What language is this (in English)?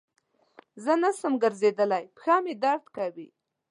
Pashto